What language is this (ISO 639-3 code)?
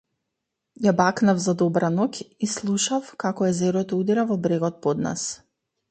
mkd